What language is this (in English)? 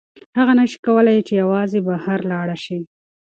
Pashto